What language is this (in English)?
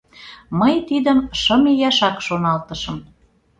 Mari